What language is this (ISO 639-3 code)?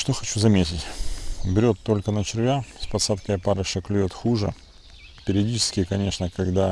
rus